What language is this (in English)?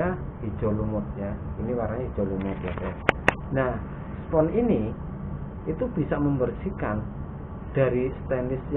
Indonesian